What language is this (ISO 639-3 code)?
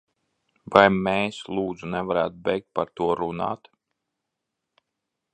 lav